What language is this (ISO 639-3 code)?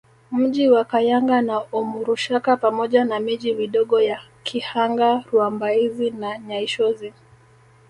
swa